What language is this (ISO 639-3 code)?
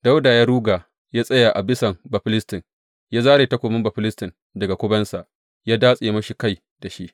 hau